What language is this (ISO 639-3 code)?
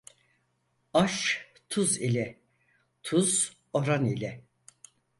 tur